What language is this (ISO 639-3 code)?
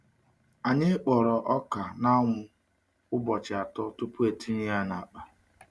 ibo